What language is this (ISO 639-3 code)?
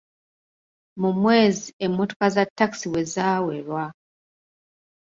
lug